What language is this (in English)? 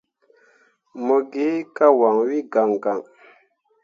Mundang